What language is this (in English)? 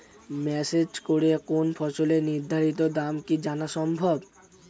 Bangla